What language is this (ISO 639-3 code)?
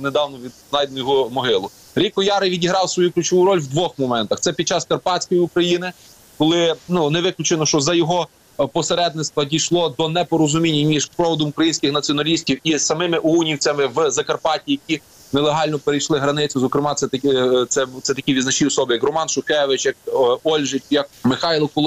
ukr